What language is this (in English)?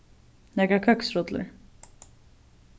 Faroese